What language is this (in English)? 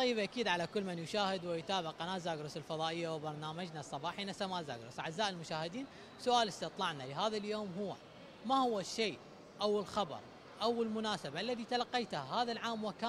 Arabic